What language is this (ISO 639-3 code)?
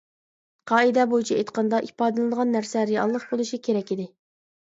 uig